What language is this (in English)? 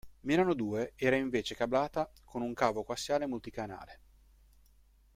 Italian